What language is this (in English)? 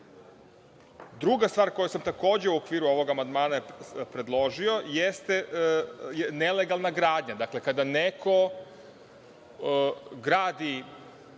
Serbian